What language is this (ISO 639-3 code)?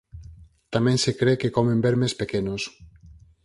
glg